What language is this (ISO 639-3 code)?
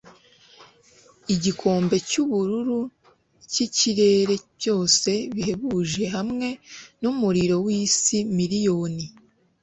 kin